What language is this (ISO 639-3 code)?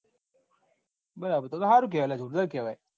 guj